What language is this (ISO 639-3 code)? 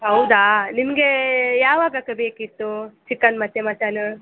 kan